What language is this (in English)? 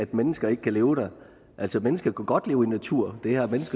Danish